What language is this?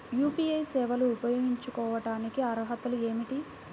Telugu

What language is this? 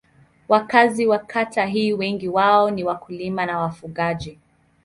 Swahili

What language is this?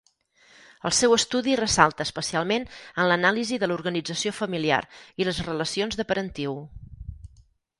Catalan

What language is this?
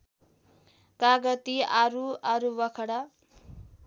Nepali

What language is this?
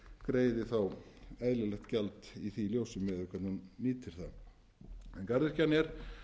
Icelandic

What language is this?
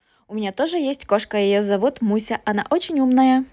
Russian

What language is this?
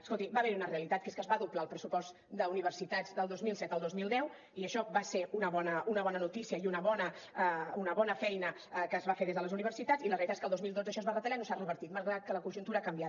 Catalan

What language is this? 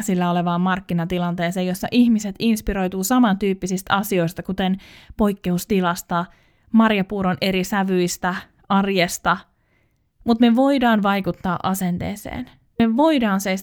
Finnish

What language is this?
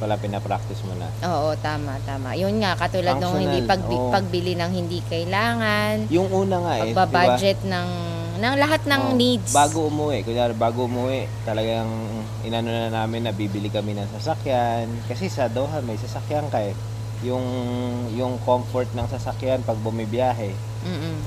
Filipino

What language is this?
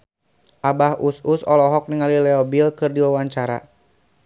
Sundanese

